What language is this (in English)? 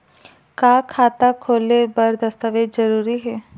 Chhattisgarhi